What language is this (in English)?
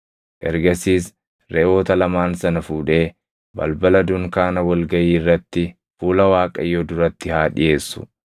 Oromo